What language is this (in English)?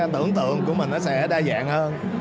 Vietnamese